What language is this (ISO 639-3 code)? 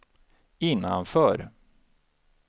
swe